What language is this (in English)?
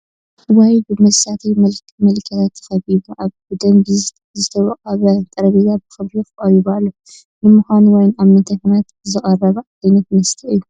Tigrinya